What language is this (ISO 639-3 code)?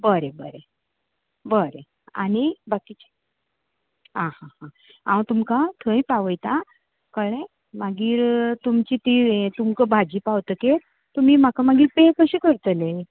kok